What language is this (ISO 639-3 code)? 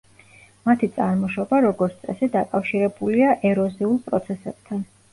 kat